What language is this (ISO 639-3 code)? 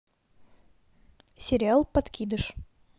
rus